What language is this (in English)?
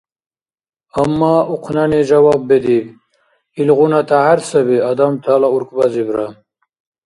Dargwa